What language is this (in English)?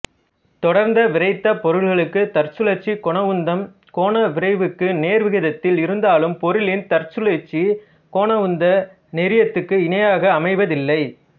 Tamil